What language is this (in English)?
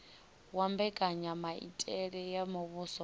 Venda